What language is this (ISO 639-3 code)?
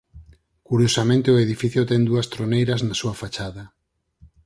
glg